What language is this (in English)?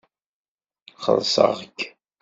Kabyle